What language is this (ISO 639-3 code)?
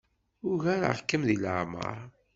kab